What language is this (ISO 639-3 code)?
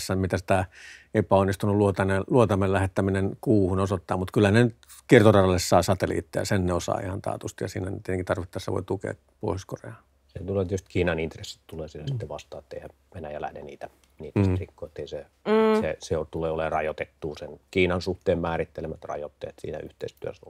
fin